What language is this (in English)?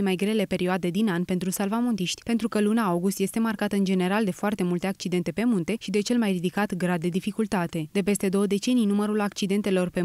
Romanian